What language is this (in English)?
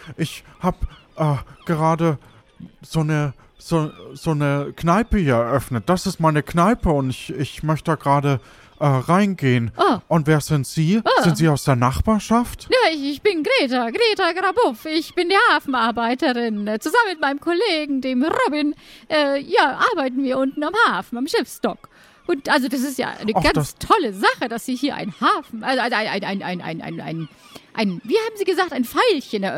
German